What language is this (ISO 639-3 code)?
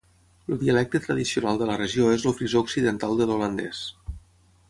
cat